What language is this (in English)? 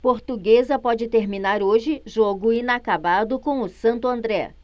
Portuguese